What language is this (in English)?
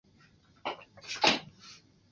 Chinese